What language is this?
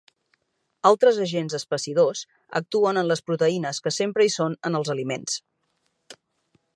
Catalan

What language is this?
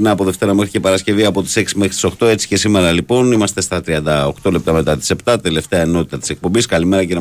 Greek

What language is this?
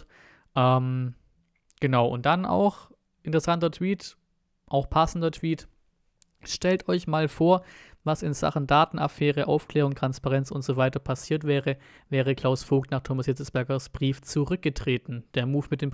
German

